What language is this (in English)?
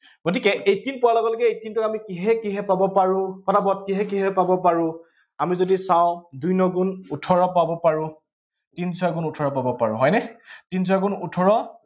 Assamese